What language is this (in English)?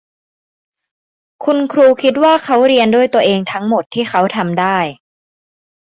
Thai